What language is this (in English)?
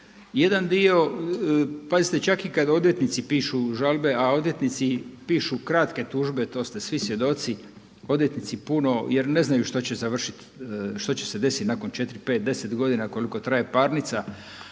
Croatian